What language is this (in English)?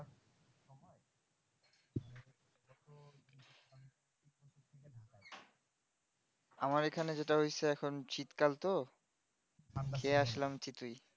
Bangla